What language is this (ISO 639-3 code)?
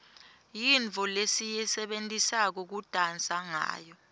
ssw